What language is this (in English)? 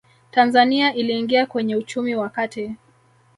Swahili